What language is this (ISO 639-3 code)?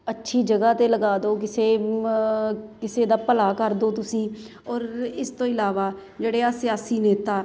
pan